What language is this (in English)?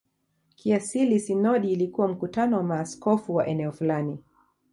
Swahili